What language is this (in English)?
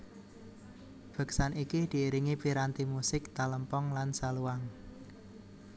Javanese